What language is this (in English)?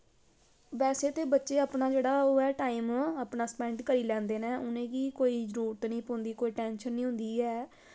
Dogri